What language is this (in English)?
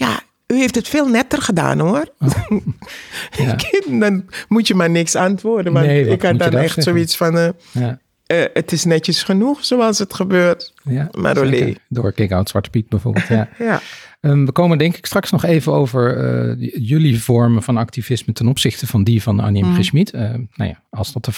Dutch